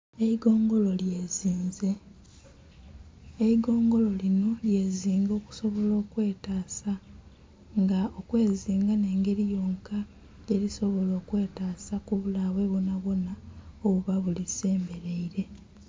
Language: Soga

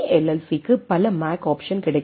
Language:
Tamil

